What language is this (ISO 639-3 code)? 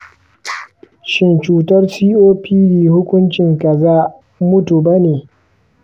hau